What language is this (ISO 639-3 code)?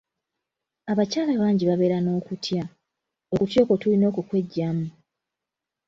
lug